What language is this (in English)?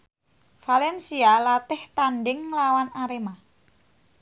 Javanese